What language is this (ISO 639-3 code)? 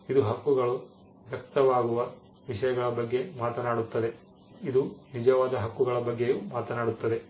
kan